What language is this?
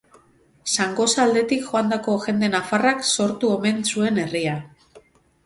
Basque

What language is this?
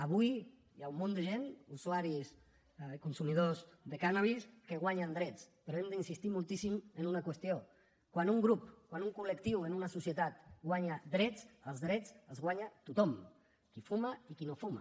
Catalan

